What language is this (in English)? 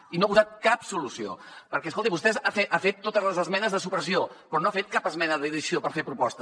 Catalan